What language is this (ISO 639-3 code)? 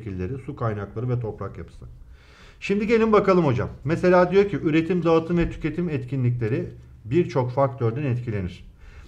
tur